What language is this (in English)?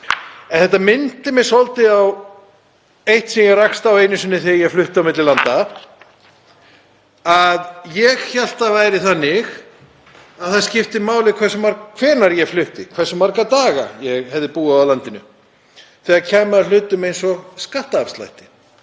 Icelandic